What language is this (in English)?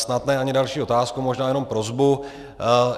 Czech